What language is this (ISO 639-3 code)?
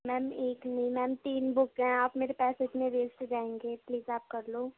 urd